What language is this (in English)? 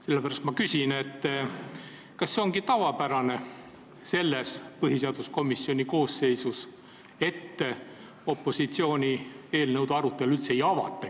Estonian